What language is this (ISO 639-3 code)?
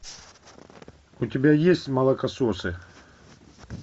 rus